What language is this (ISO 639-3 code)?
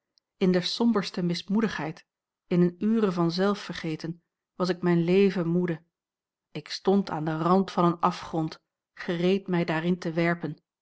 nld